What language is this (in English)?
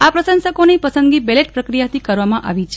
Gujarati